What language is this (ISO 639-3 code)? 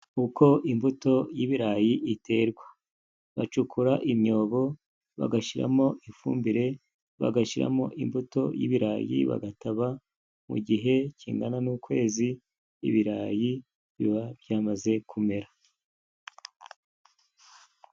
kin